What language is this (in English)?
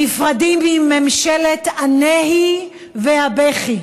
Hebrew